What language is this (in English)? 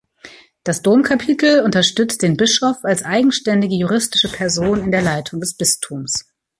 German